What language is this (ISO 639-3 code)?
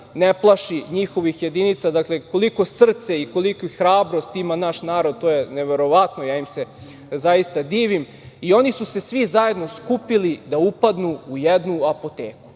srp